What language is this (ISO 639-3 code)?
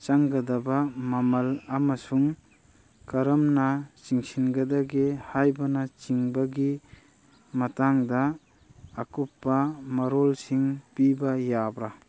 mni